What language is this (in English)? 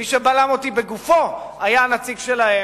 Hebrew